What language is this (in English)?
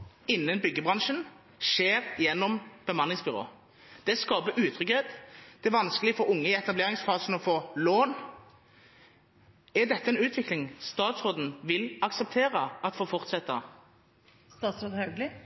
Norwegian Bokmål